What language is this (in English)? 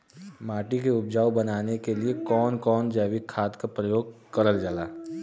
Bhojpuri